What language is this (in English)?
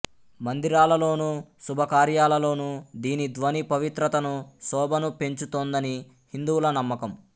Telugu